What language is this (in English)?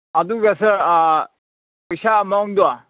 Manipuri